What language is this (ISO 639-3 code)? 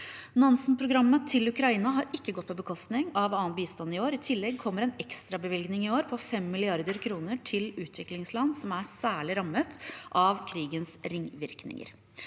nor